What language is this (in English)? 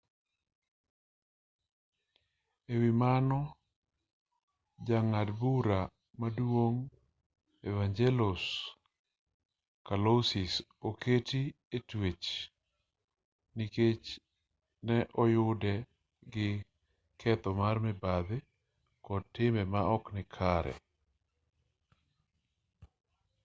Luo (Kenya and Tanzania)